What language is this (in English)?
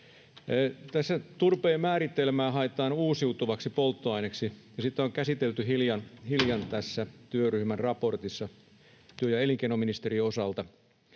Finnish